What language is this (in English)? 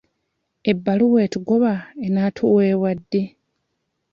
Ganda